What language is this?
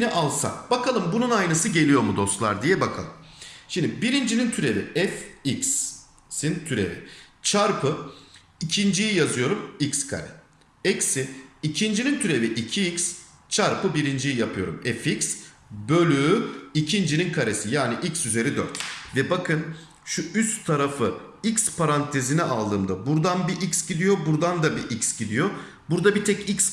Turkish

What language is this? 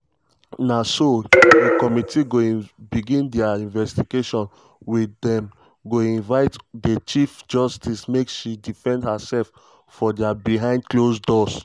Nigerian Pidgin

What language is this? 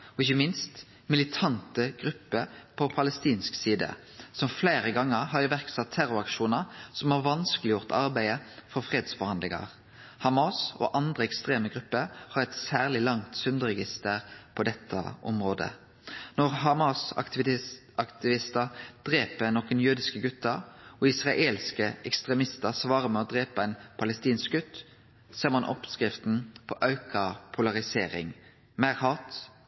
Norwegian Nynorsk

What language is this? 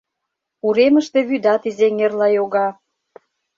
Mari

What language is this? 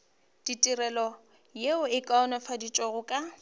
Northern Sotho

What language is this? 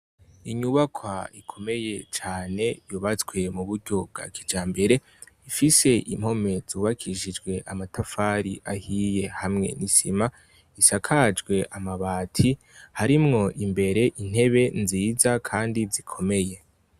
Rundi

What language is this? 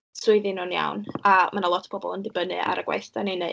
Welsh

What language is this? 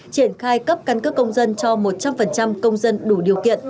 Vietnamese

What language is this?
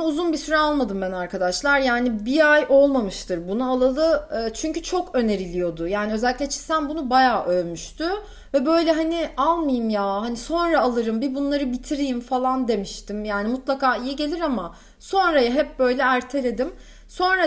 Turkish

